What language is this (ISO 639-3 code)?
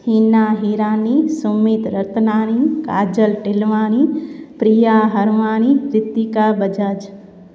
snd